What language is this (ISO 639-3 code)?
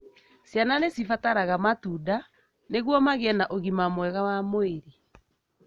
kik